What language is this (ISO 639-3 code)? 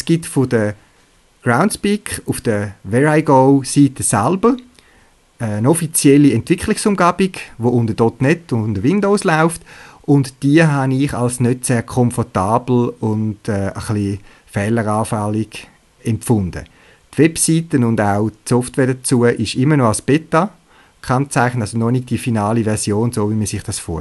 deu